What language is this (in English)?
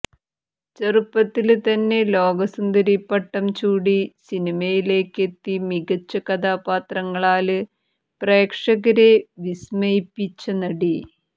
Malayalam